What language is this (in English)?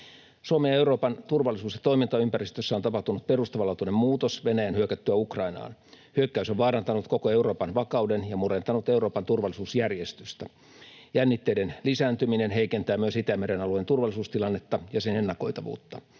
Finnish